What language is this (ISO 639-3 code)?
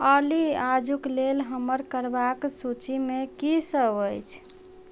mai